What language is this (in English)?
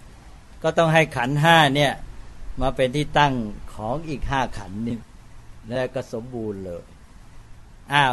Thai